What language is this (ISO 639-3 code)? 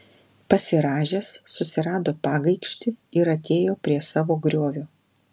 lit